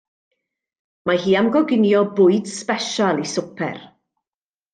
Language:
Welsh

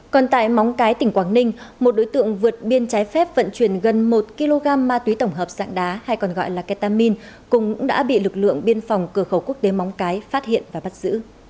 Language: Vietnamese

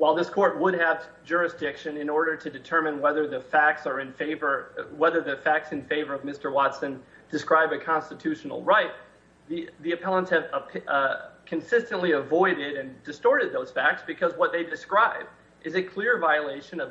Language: English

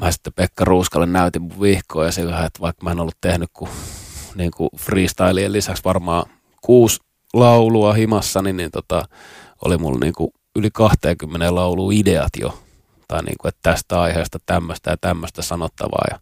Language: Finnish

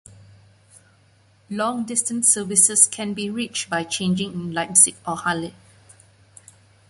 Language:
English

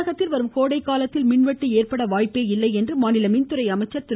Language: Tamil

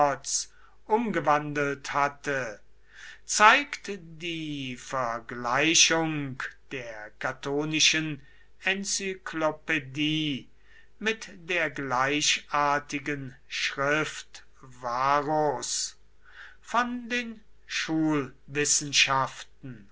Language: German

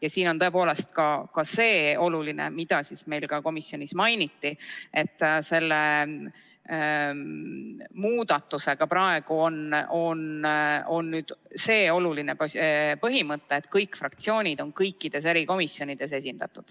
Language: Estonian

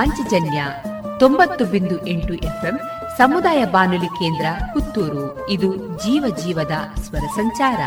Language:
Kannada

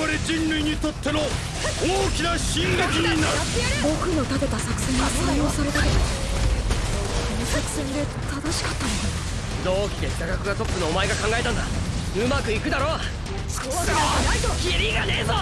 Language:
Japanese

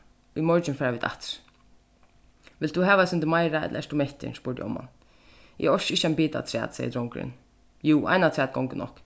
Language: Faroese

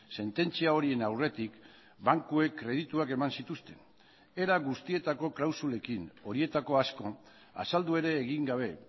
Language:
Basque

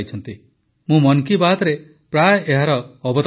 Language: Odia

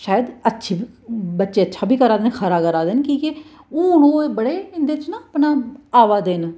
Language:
Dogri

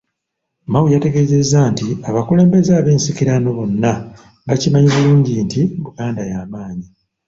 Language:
Ganda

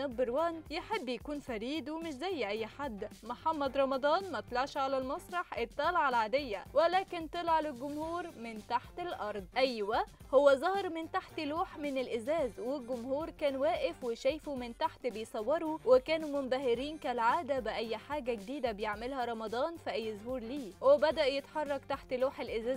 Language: Arabic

